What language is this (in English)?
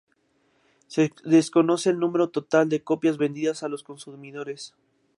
Spanish